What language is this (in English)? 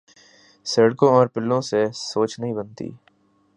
Urdu